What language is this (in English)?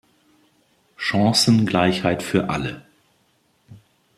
German